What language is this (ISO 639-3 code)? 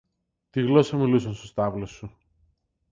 ell